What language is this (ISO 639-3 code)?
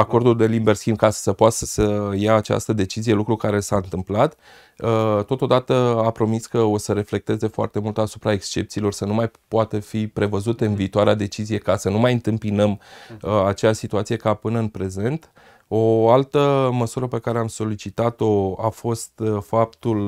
ron